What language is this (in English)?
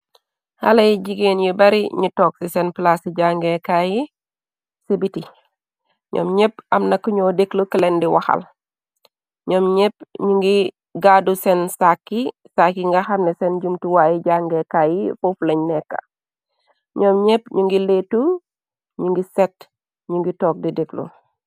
Wolof